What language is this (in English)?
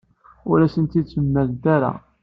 Kabyle